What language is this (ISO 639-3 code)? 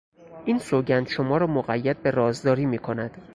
fas